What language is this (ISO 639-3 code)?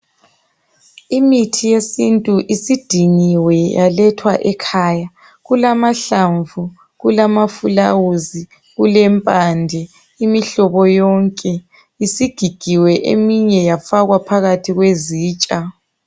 nde